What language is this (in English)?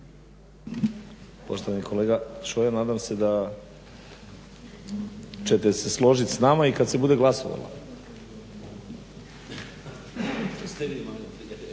Croatian